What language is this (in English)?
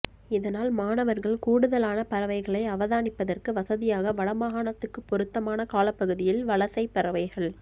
Tamil